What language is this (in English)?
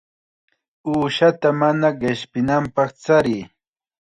Chiquián Ancash Quechua